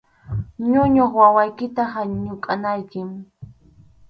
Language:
Arequipa-La Unión Quechua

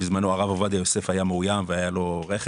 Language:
Hebrew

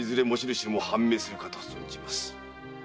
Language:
Japanese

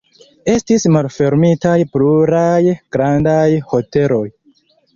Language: Esperanto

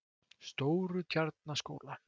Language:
Icelandic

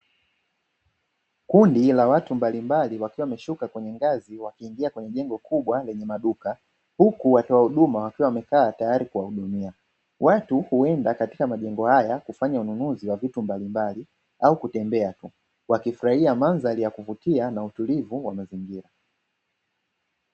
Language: Swahili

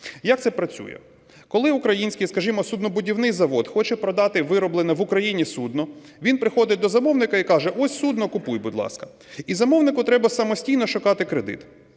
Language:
Ukrainian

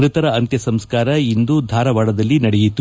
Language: Kannada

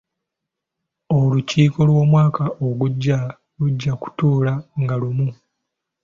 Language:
Ganda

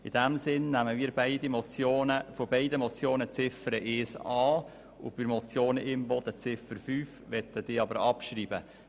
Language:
Swiss German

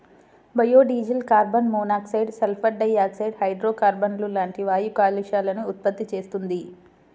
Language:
Telugu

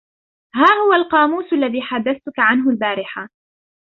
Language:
Arabic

